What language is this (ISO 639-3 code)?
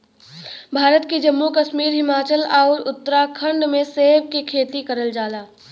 bho